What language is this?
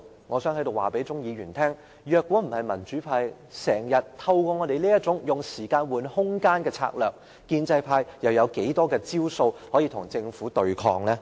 Cantonese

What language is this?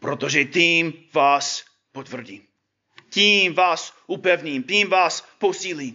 Czech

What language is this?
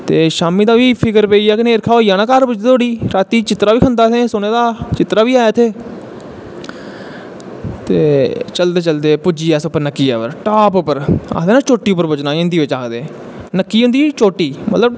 Dogri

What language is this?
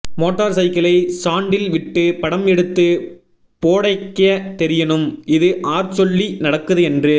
Tamil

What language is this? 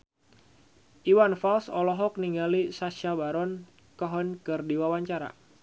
Sundanese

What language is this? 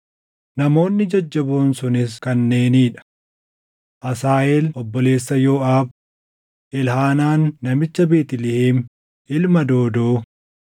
Oromo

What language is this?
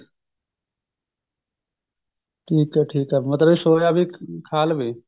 Punjabi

